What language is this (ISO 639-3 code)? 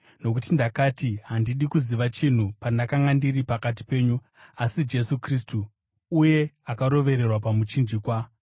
sna